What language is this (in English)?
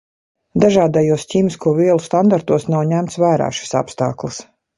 Latvian